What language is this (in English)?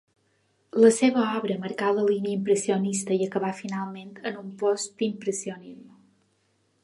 Catalan